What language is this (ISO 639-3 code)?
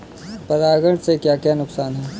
hin